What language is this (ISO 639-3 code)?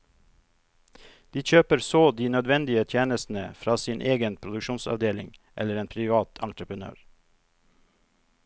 nor